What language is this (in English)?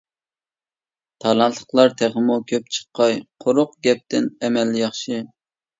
Uyghur